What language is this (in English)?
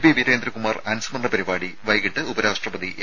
Malayalam